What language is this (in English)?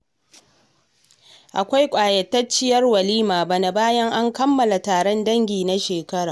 Hausa